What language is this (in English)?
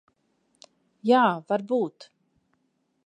Latvian